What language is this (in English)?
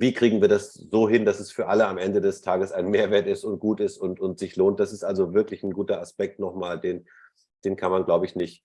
German